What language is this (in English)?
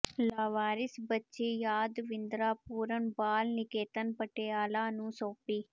Punjabi